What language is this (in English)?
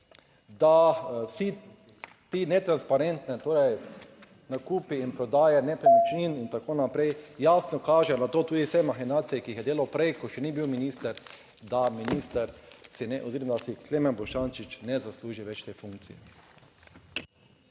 Slovenian